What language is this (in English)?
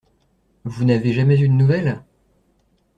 French